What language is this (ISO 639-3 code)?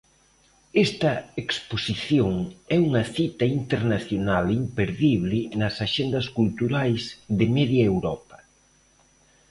glg